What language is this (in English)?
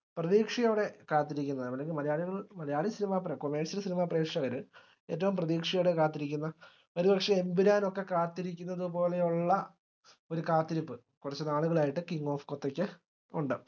Malayalam